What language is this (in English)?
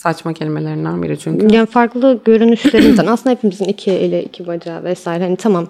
Turkish